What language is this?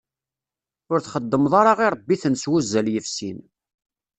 Kabyle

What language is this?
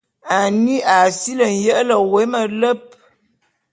Bulu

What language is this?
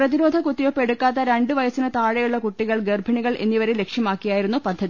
Malayalam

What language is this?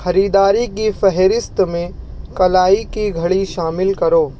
Urdu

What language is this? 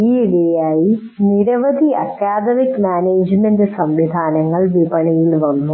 Malayalam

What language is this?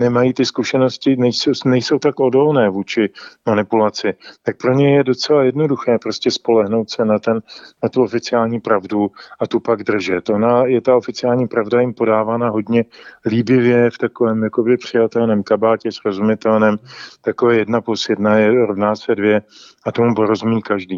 Czech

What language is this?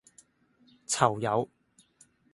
Cantonese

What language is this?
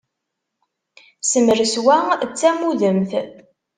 Kabyle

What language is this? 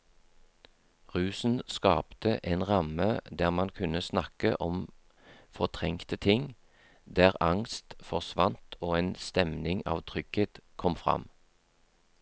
Norwegian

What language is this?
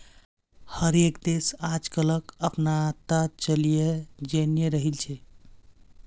Magahi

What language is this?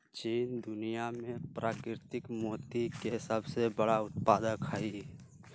Magahi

